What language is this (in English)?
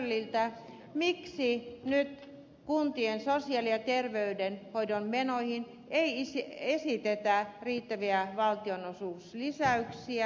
Finnish